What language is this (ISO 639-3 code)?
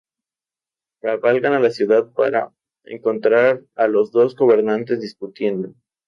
spa